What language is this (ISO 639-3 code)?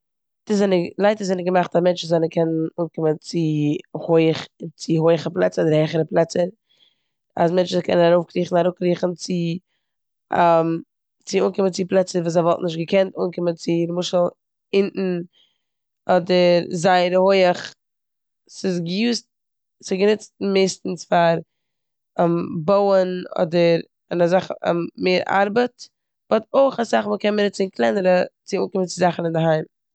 yid